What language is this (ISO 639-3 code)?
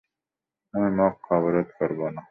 ben